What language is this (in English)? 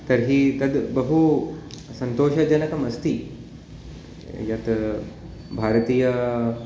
Sanskrit